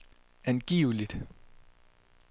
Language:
Danish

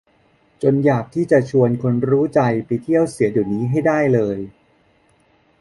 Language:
Thai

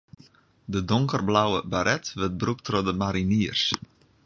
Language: Western Frisian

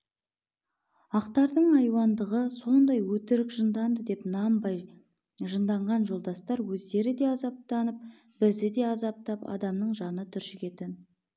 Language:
Kazakh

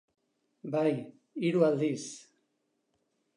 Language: Basque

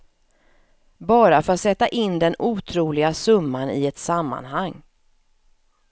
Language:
Swedish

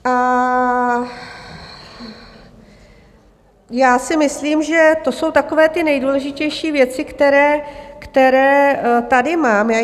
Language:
Czech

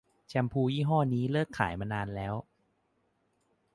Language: Thai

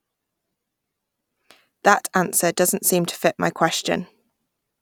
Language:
English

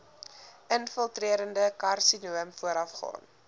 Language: Afrikaans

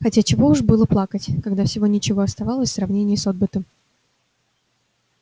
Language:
Russian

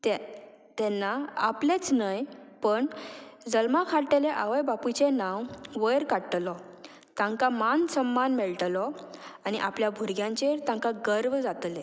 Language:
Konkani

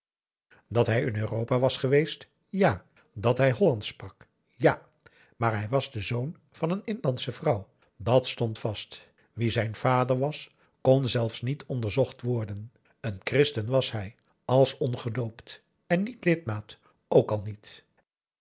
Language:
Dutch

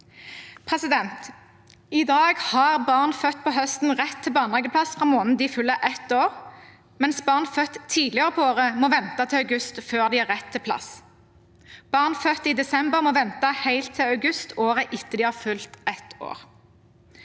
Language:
Norwegian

